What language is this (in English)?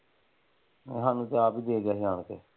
Punjabi